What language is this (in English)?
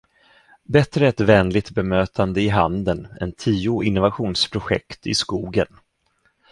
Swedish